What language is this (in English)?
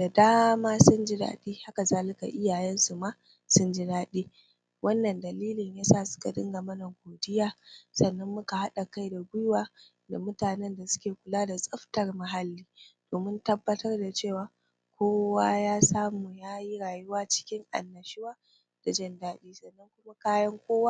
Hausa